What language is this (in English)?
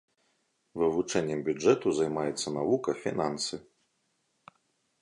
Belarusian